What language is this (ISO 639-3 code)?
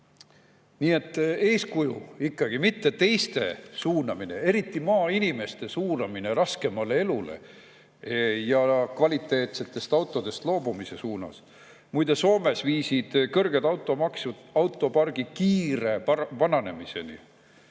est